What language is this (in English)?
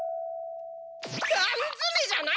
Japanese